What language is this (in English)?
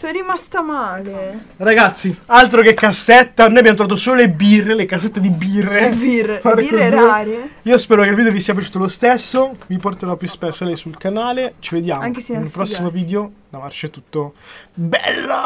Italian